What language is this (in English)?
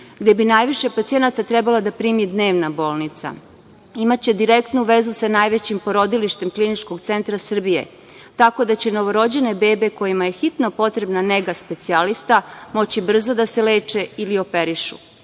Serbian